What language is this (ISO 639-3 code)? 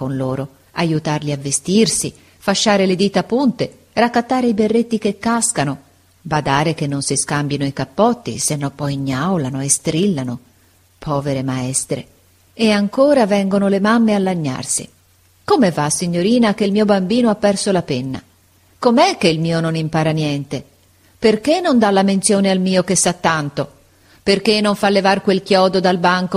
ita